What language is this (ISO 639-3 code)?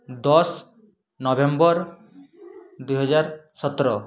ori